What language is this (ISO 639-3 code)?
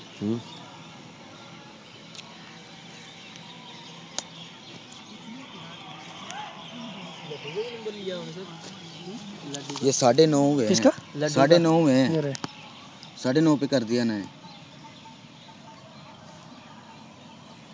pan